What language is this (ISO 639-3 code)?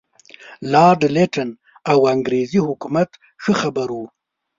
pus